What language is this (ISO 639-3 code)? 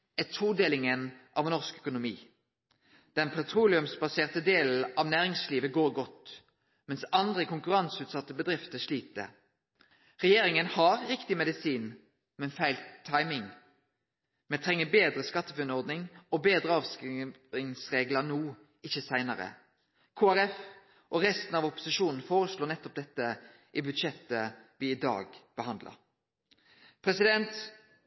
nno